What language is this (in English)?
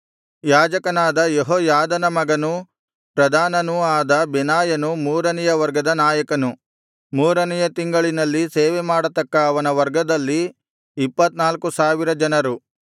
Kannada